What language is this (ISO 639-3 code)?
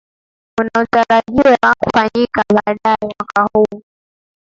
swa